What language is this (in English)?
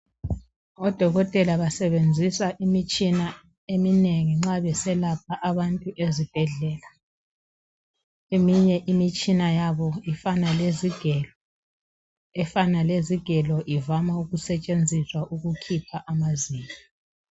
North Ndebele